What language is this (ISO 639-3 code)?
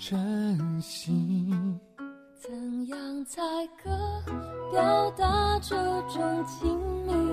zho